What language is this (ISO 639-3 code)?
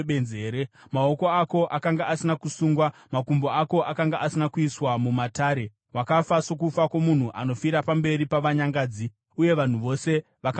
sna